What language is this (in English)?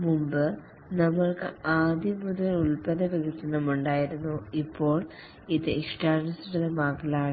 Malayalam